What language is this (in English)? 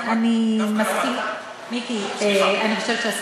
Hebrew